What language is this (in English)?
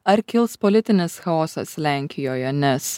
Lithuanian